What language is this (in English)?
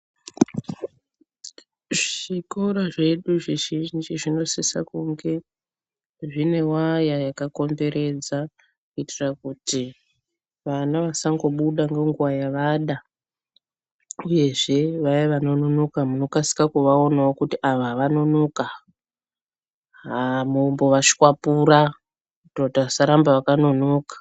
Ndau